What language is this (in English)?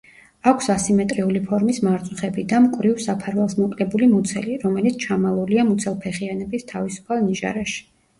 Georgian